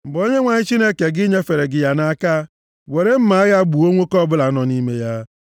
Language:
Igbo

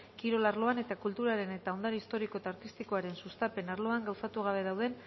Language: Basque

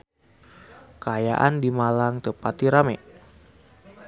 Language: Sundanese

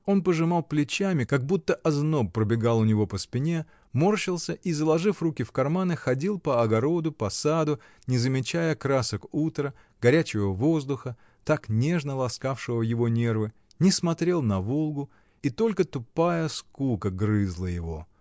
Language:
Russian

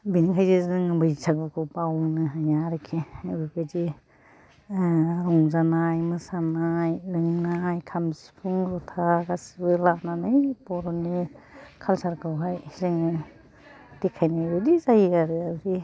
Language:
Bodo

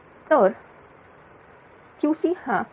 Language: Marathi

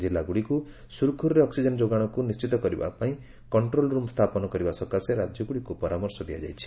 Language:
Odia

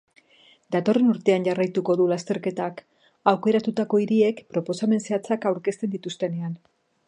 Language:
Basque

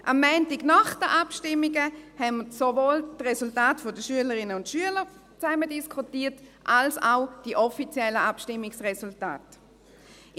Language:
Swiss German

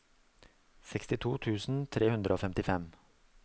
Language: Norwegian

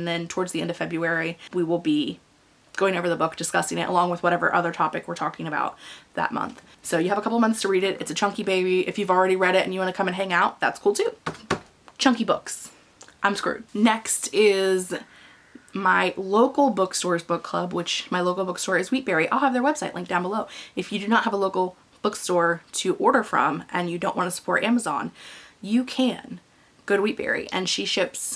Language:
English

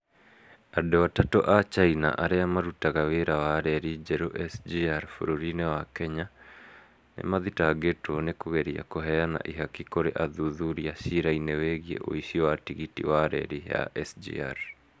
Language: Kikuyu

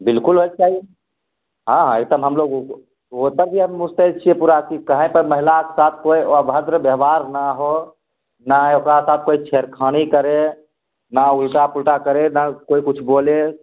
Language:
Maithili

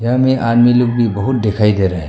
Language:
Hindi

